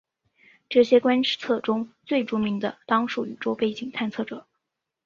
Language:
Chinese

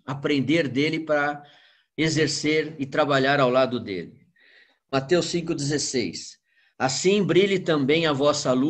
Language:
Portuguese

